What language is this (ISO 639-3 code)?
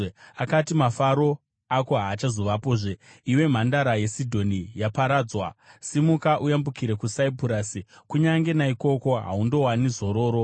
sna